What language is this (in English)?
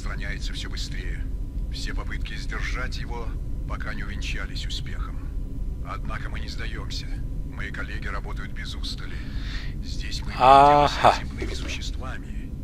German